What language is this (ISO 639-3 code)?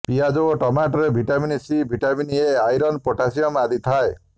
ori